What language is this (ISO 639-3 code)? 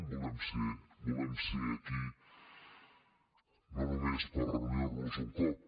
cat